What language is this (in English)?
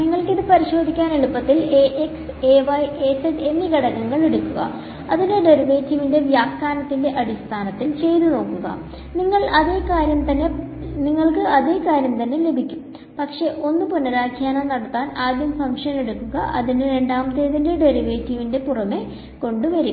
Malayalam